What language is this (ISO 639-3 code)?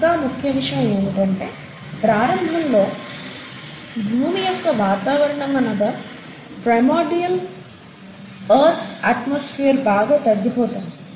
tel